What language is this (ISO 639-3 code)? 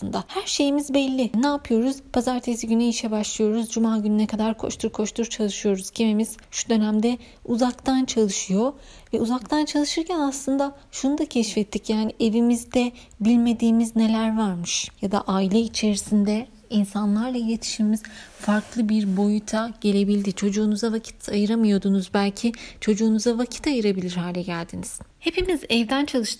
tur